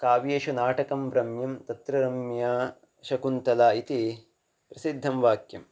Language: Sanskrit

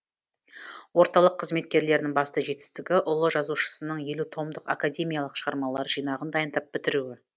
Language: Kazakh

